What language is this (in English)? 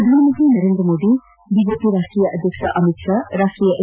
Kannada